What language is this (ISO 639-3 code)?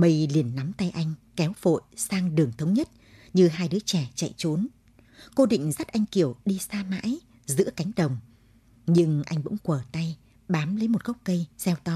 vie